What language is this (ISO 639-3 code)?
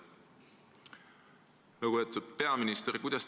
est